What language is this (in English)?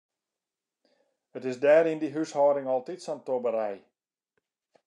Western Frisian